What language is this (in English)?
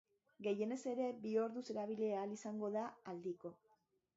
Basque